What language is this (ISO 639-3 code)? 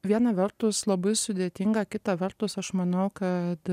lit